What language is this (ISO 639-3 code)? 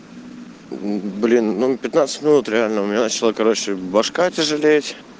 rus